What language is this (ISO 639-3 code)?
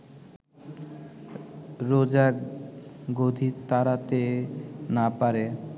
ben